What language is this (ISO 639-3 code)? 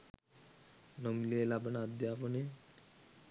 sin